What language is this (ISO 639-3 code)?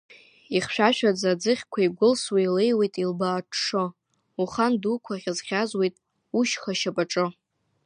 abk